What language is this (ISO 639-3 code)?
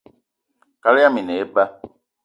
eto